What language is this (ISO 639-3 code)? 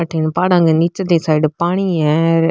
mwr